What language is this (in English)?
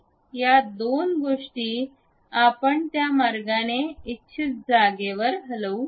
Marathi